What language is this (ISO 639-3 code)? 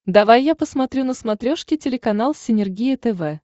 rus